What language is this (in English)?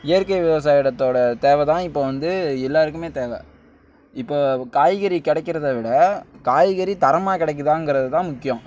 Tamil